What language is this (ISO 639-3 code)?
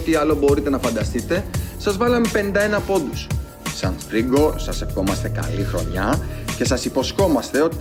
ell